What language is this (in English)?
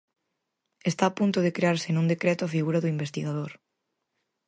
Galician